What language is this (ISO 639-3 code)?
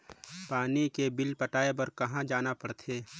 hne